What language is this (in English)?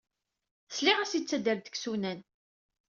Kabyle